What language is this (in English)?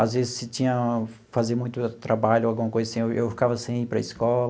Portuguese